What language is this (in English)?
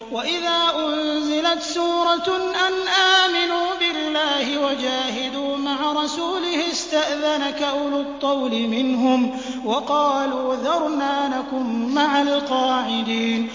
Arabic